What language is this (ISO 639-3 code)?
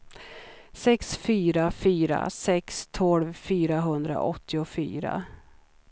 swe